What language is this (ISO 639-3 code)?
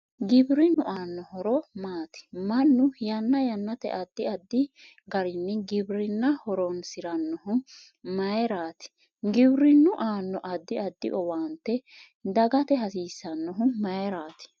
sid